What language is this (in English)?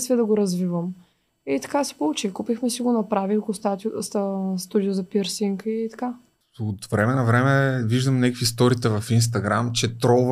Bulgarian